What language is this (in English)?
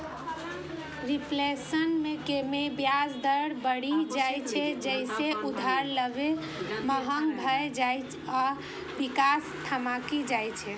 Maithili